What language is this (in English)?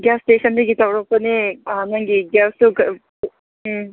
Manipuri